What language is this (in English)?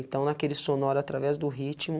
Portuguese